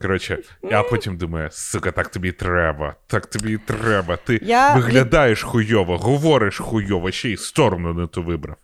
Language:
Ukrainian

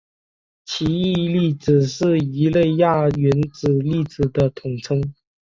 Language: Chinese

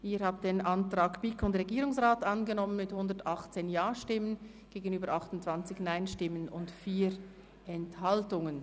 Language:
Swiss German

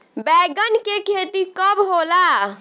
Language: Bhojpuri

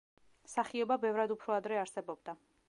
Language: Georgian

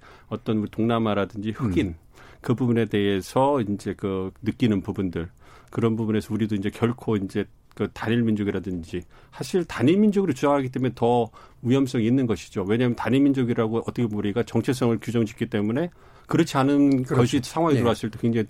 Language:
Korean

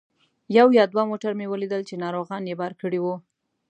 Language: Pashto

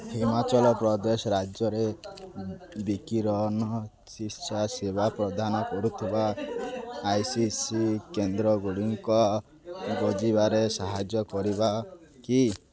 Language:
Odia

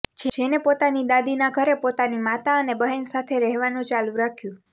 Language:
Gujarati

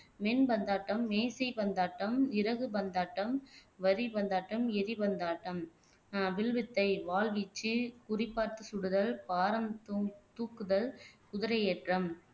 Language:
Tamil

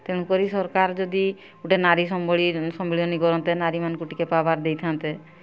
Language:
Odia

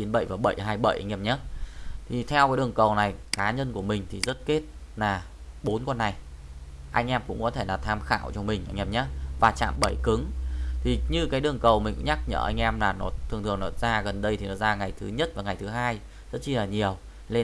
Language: Vietnamese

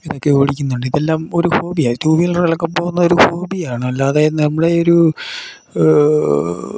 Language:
Malayalam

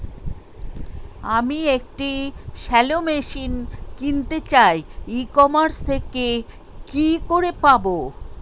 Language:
Bangla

